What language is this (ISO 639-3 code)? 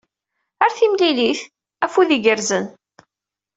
kab